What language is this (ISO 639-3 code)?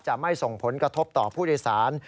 tha